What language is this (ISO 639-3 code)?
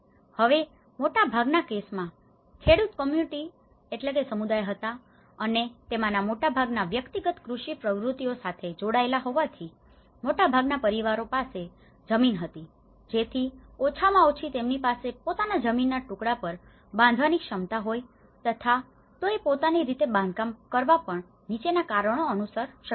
guj